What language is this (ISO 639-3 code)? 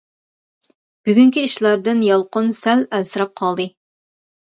uig